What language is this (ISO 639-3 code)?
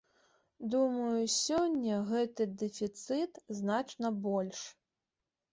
bel